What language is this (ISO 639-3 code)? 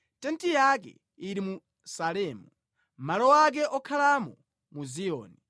nya